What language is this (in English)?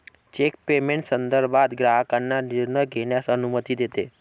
Marathi